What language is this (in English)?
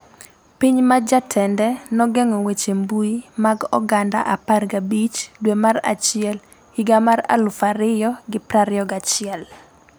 Luo (Kenya and Tanzania)